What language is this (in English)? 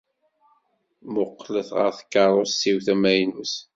Kabyle